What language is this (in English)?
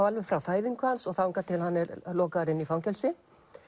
Icelandic